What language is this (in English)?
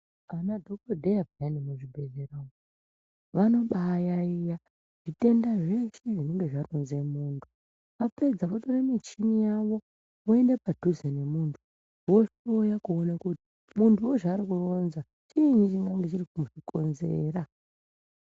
Ndau